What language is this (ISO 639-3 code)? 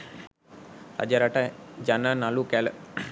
sin